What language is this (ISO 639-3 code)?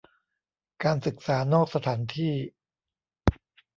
tha